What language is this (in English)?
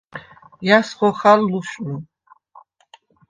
Svan